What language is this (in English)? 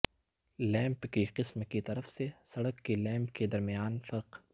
Urdu